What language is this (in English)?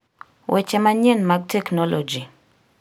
Luo (Kenya and Tanzania)